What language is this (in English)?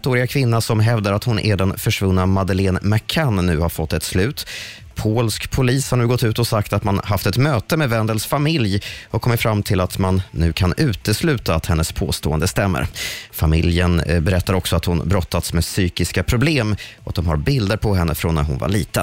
Swedish